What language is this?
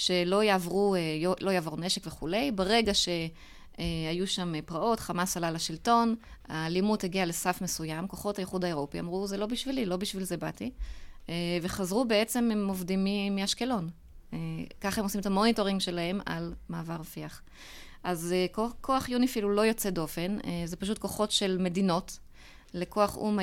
Hebrew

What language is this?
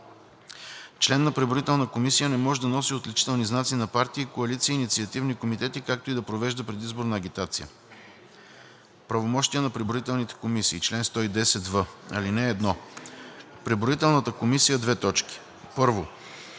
Bulgarian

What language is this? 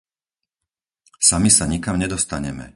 Slovak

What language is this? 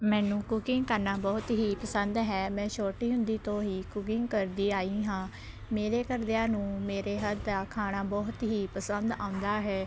Punjabi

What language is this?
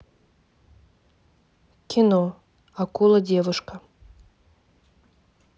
Russian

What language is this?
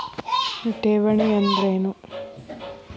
Kannada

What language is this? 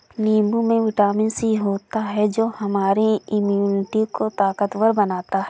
Hindi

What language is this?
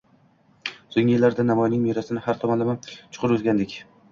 Uzbek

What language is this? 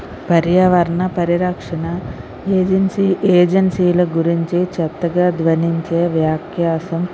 Telugu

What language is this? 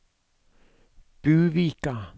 Norwegian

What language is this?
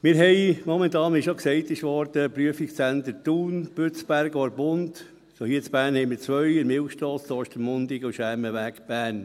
Swiss German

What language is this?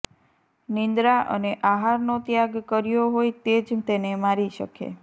Gujarati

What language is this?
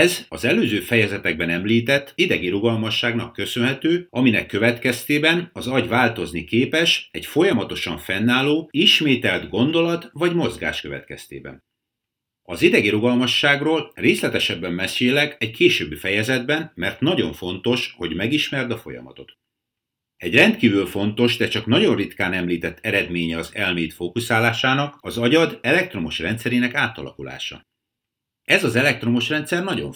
Hungarian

